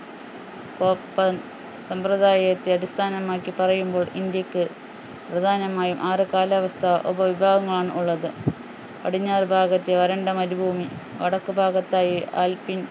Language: Malayalam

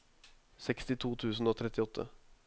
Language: Norwegian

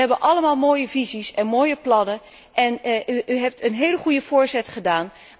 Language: Dutch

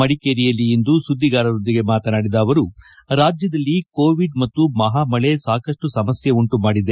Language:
Kannada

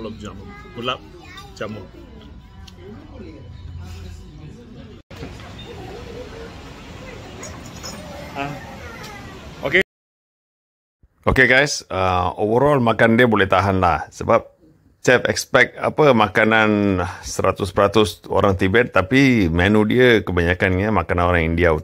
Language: Malay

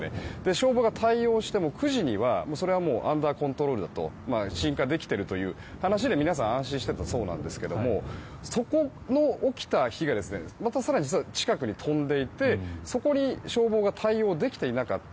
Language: Japanese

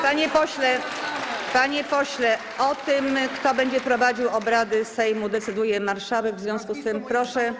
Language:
Polish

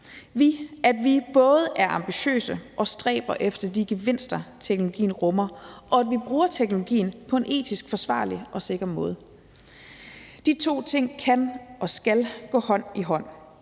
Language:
Danish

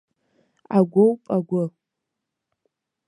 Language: Abkhazian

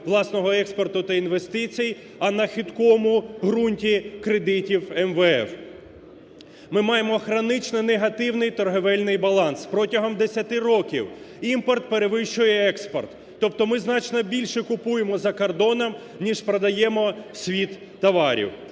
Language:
Ukrainian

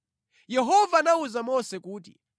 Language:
Nyanja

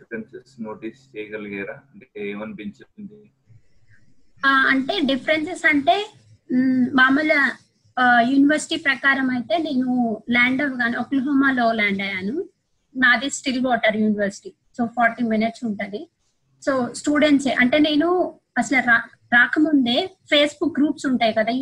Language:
Telugu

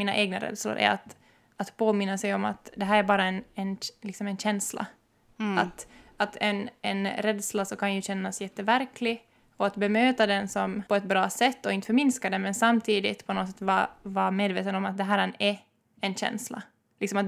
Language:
Swedish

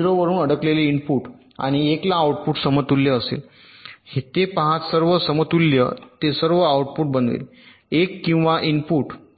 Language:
Marathi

